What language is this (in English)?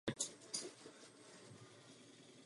Czech